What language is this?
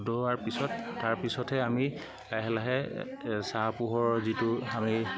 Assamese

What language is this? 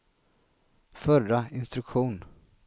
Swedish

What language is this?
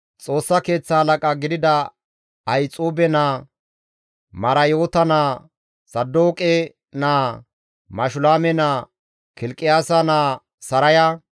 Gamo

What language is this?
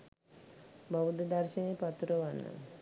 Sinhala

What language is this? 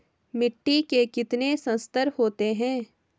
Hindi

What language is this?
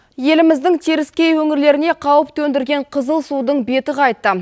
Kazakh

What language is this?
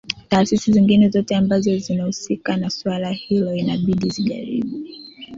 Swahili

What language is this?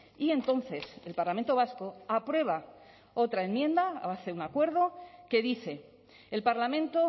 Spanish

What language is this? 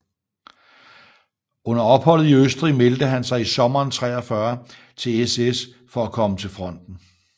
Danish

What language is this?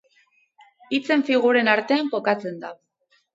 Basque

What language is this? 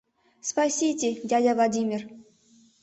Mari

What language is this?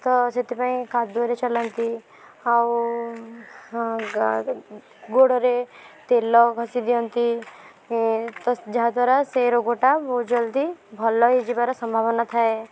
Odia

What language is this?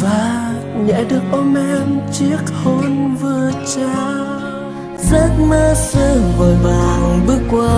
Vietnamese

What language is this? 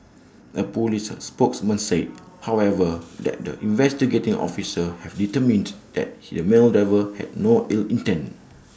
English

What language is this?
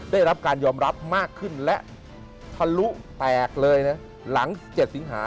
Thai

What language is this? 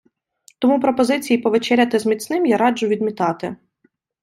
Ukrainian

